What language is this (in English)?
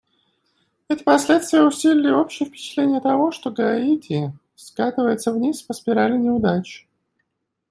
Russian